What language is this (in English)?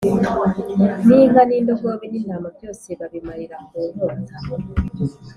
Kinyarwanda